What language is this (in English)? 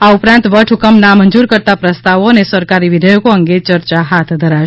Gujarati